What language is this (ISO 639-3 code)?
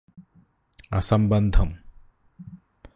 mal